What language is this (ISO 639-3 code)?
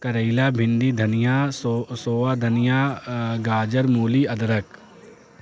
urd